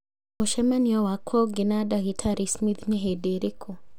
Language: Kikuyu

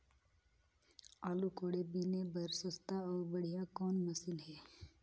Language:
Chhattisgarhi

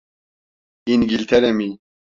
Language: Turkish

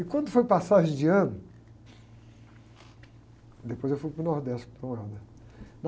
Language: Portuguese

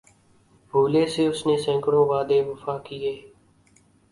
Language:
Urdu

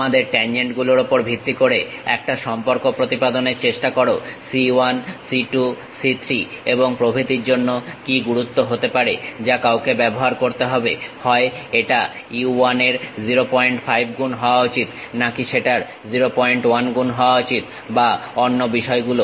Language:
Bangla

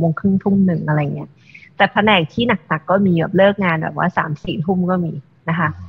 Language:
Thai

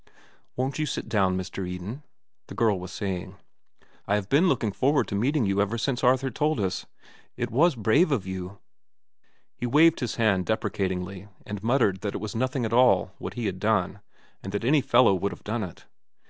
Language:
English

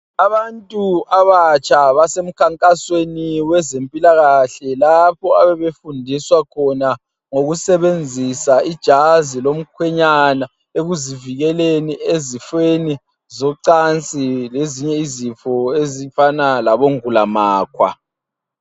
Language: North Ndebele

